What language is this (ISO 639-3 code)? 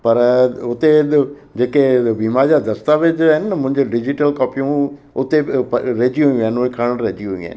snd